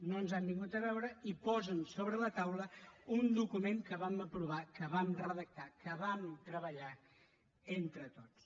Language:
Catalan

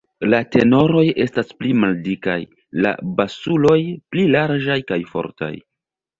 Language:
Esperanto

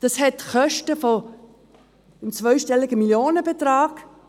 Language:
Swiss German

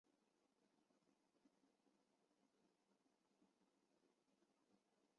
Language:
Chinese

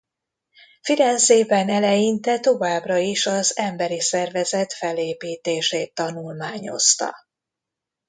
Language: Hungarian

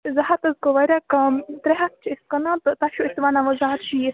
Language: Kashmiri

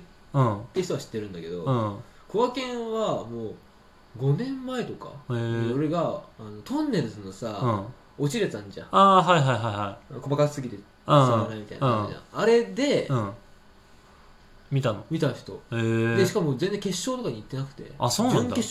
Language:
Japanese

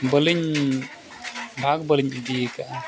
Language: Santali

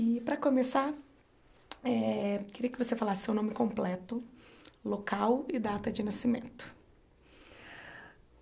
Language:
Portuguese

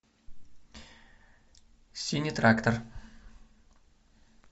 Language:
Russian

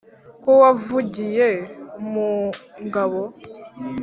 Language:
Kinyarwanda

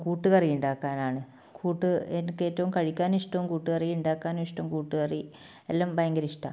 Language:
Malayalam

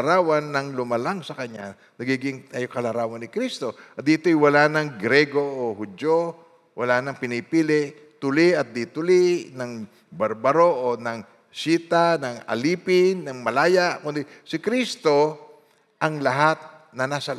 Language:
Filipino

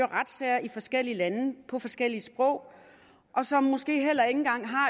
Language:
Danish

